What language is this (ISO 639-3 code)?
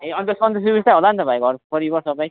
nep